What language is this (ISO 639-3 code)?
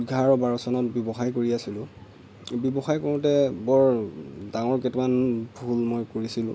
asm